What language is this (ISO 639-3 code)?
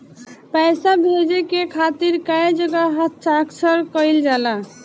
bho